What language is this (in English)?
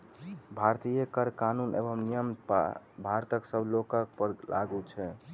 Maithili